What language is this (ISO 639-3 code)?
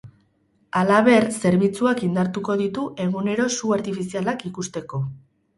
eus